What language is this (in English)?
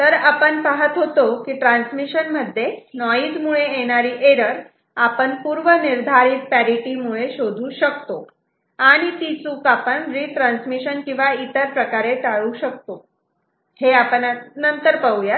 Marathi